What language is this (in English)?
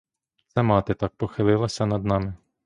Ukrainian